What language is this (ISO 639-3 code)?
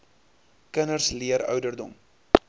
afr